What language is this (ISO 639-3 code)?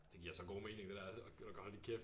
dan